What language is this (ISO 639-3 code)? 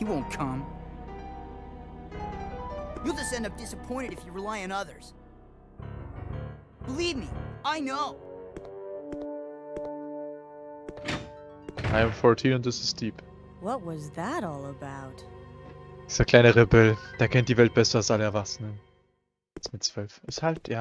deu